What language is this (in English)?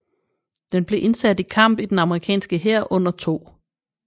Danish